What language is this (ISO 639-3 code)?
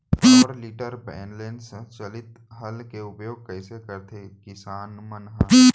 hne